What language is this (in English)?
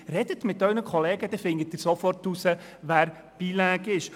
Swiss German